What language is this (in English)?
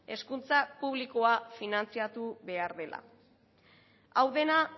Basque